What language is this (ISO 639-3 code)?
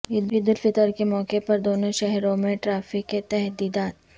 urd